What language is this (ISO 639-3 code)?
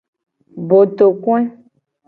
gej